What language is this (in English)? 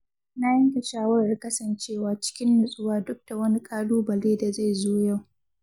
Hausa